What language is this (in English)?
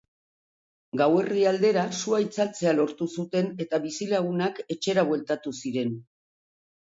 Basque